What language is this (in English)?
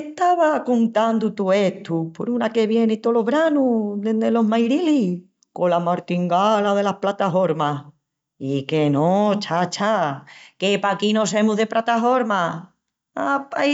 Extremaduran